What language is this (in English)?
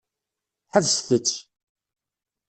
Kabyle